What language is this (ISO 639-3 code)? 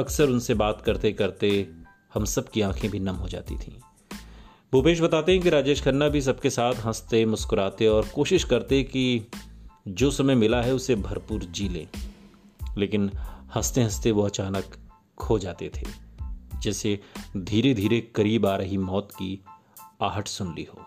hin